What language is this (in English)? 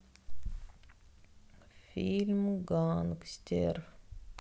Russian